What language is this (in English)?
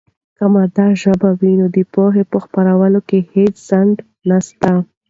Pashto